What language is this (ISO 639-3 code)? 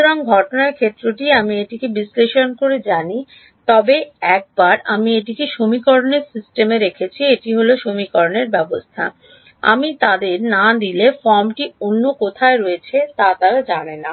ben